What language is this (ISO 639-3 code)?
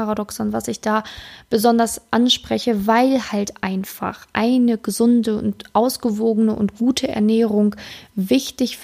deu